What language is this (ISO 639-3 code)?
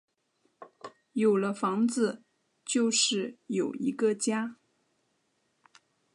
zho